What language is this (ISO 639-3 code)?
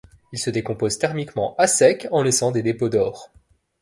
fra